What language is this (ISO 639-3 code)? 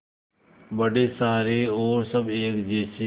hin